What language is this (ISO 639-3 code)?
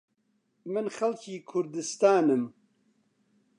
ckb